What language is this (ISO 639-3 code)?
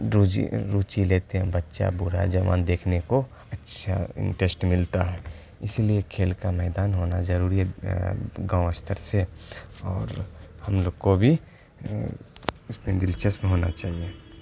urd